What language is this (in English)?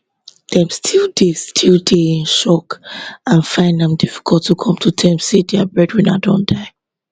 Nigerian Pidgin